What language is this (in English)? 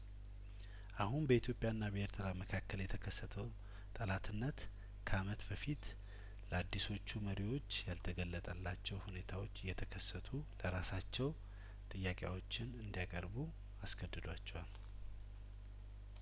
Amharic